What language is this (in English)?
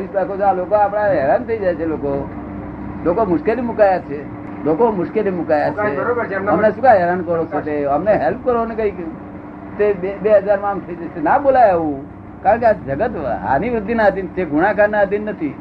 Gujarati